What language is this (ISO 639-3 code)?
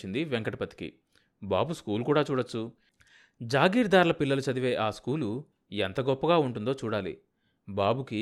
tel